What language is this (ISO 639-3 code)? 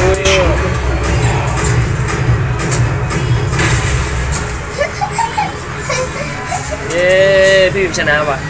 tha